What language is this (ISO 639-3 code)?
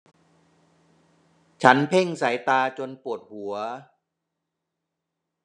tha